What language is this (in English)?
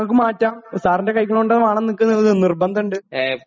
Malayalam